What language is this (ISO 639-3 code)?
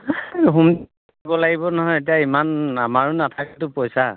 asm